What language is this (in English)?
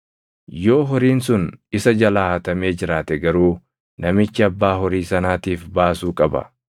Oromo